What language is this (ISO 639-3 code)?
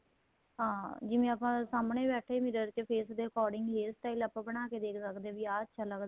pan